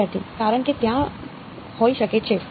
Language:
Gujarati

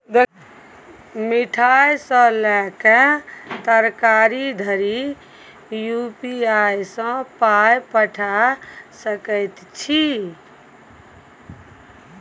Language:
Maithili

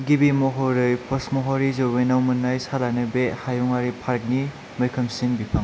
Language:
Bodo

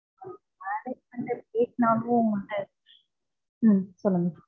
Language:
Tamil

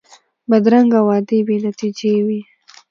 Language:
Pashto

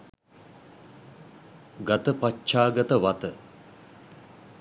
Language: Sinhala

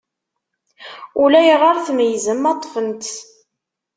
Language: Kabyle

